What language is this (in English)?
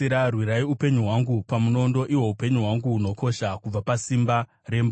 Shona